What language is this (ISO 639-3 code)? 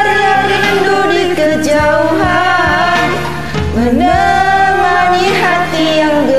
ind